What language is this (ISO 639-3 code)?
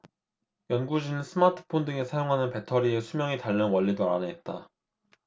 kor